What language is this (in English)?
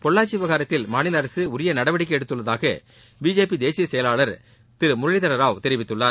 Tamil